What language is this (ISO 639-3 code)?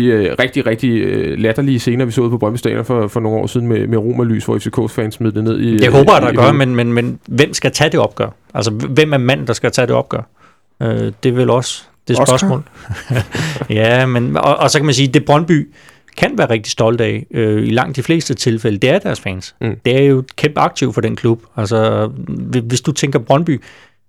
dan